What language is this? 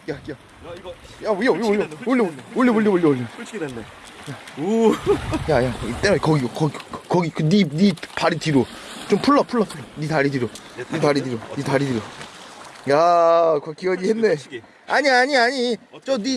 Korean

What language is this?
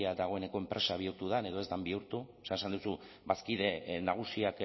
Basque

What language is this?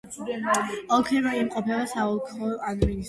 Georgian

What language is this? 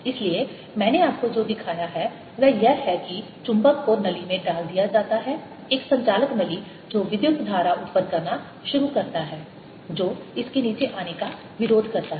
Hindi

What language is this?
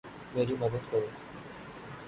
Urdu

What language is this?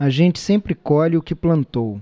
Portuguese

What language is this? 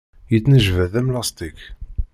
Kabyle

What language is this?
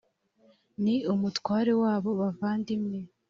Kinyarwanda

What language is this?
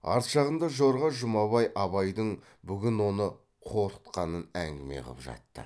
Kazakh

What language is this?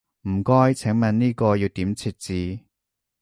Cantonese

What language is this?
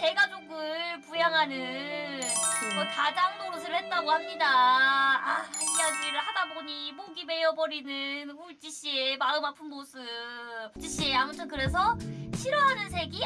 Korean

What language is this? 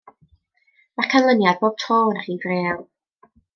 Welsh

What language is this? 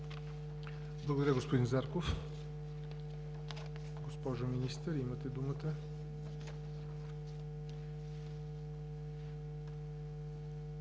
Bulgarian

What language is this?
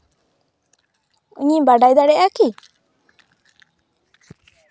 Santali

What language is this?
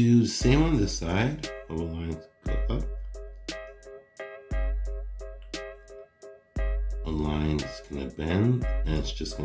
English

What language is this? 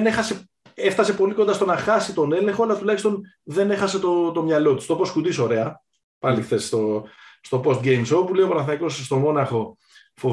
Greek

